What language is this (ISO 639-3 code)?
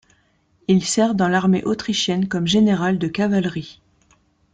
fra